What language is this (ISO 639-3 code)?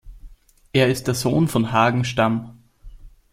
deu